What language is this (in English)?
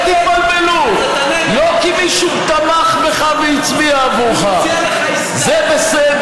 Hebrew